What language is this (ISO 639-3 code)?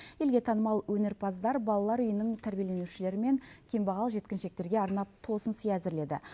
kaz